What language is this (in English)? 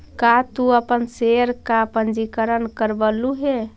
Magahi